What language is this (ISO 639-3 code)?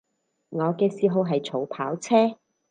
yue